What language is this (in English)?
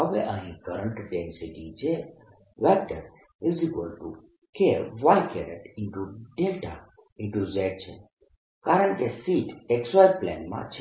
Gujarati